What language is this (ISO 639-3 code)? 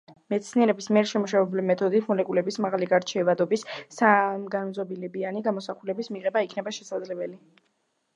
kat